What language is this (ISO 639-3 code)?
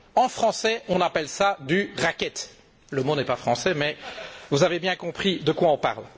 fra